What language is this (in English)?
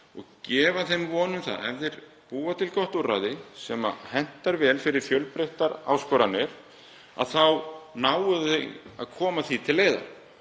Icelandic